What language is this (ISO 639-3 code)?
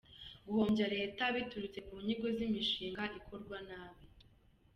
kin